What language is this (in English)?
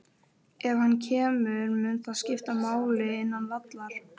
Icelandic